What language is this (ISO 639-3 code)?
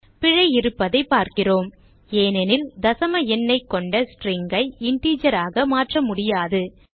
tam